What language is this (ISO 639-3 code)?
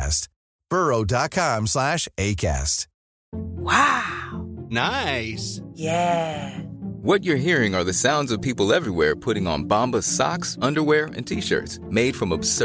swe